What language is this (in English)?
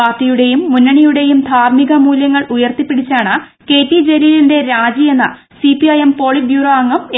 Malayalam